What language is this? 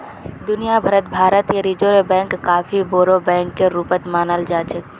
Magahi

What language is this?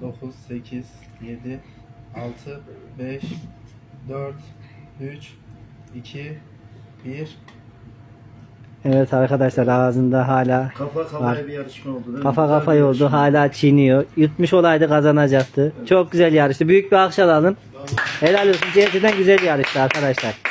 Turkish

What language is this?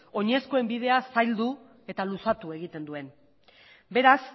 Basque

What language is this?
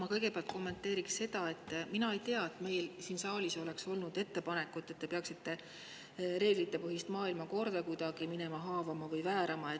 Estonian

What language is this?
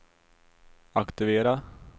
Swedish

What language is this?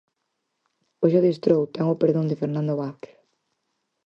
Galician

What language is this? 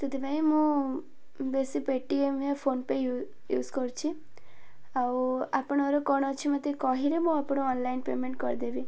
Odia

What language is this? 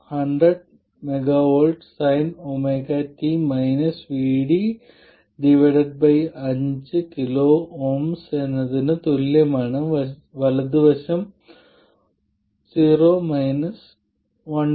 Malayalam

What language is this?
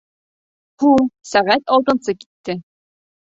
Bashkir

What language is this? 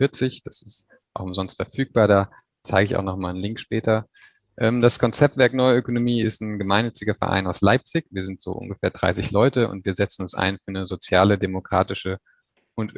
German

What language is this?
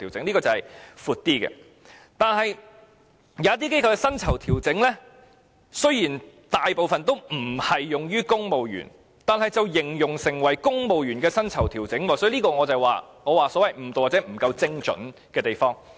Cantonese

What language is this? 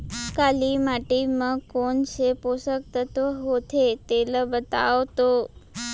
Chhattisgarhi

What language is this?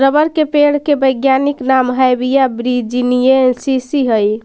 Magahi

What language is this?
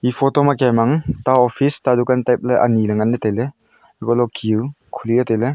Wancho Naga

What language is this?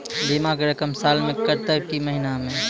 Maithili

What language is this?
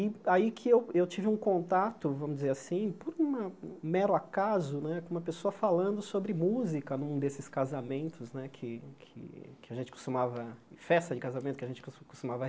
Portuguese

